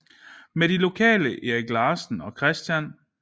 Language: Danish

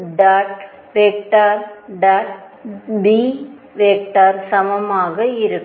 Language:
Tamil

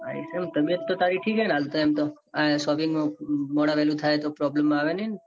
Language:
Gujarati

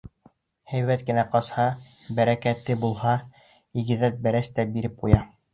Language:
Bashkir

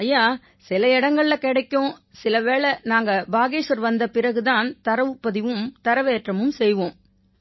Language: Tamil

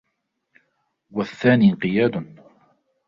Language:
Arabic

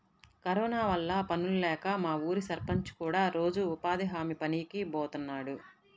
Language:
Telugu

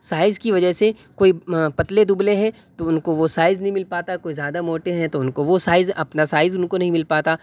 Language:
Urdu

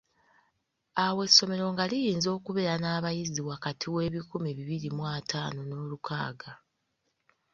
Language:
Ganda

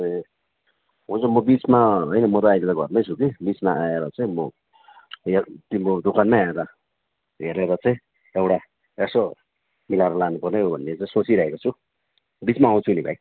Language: Nepali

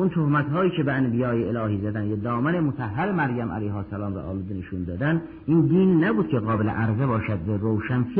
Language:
Persian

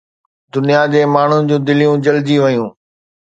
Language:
Sindhi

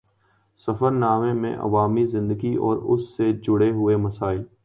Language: Urdu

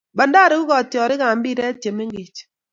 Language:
Kalenjin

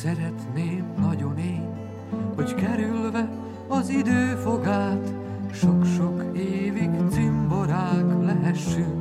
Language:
Hungarian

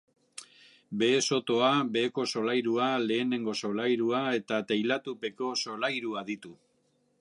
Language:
Basque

